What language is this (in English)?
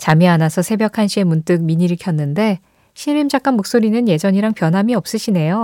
Korean